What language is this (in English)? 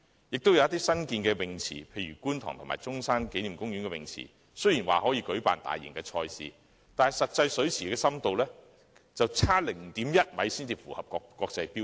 Cantonese